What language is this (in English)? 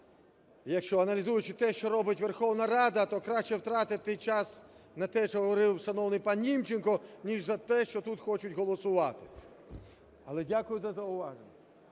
Ukrainian